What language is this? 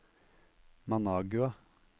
Norwegian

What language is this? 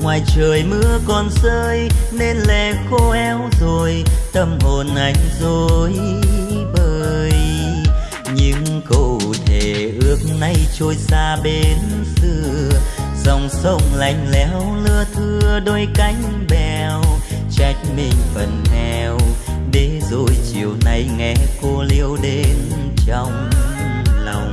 Vietnamese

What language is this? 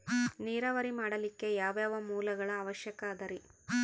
Kannada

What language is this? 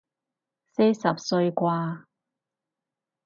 Cantonese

